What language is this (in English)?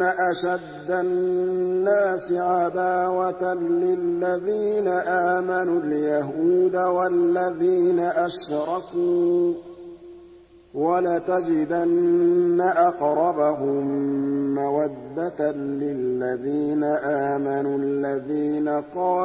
Arabic